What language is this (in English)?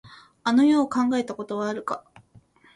Japanese